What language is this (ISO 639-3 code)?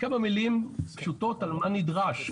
heb